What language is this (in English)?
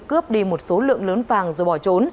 Vietnamese